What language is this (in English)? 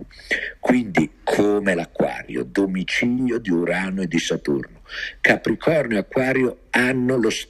Italian